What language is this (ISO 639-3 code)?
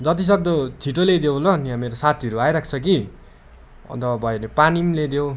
nep